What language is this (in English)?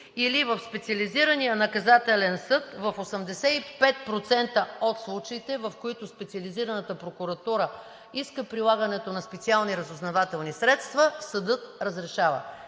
Bulgarian